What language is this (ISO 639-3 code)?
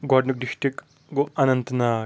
kas